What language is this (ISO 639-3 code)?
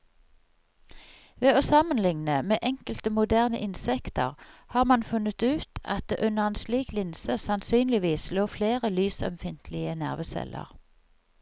nor